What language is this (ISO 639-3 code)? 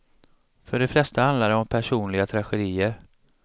swe